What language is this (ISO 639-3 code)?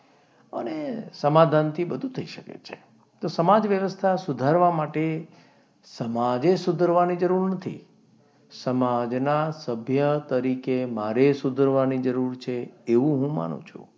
guj